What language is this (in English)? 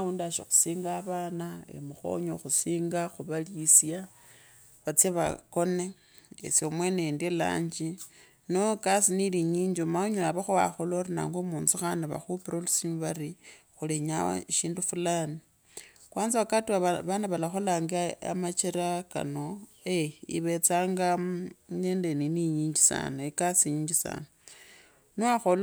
Kabras